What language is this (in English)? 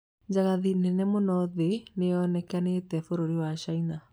Kikuyu